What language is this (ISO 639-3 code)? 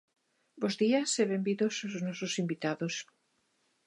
glg